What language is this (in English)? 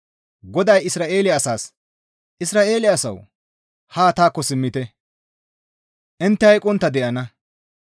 Gamo